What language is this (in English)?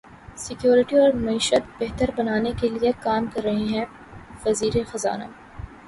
Urdu